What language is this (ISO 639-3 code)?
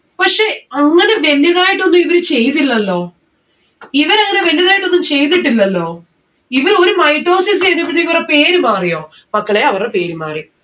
mal